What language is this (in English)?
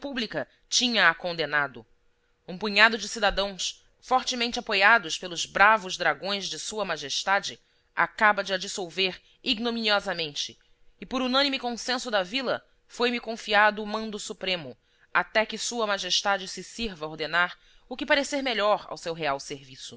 Portuguese